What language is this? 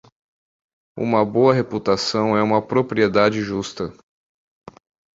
Portuguese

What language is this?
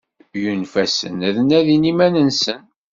Kabyle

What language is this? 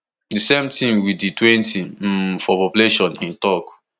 Nigerian Pidgin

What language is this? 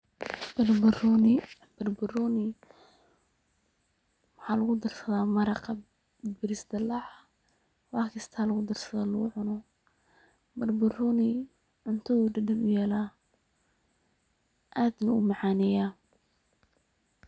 Somali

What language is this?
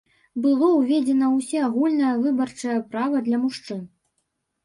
Belarusian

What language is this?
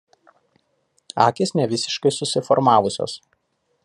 Lithuanian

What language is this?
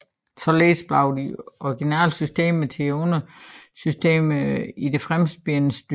Danish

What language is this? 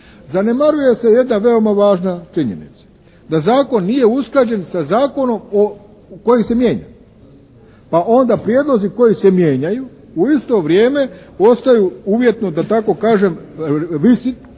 Croatian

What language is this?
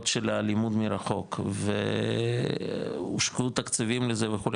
Hebrew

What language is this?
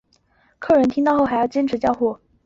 Chinese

